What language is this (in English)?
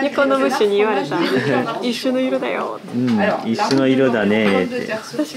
Japanese